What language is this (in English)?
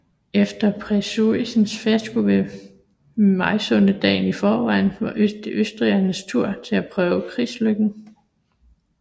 Danish